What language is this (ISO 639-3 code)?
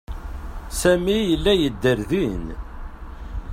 kab